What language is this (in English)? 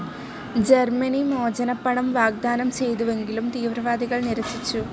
Malayalam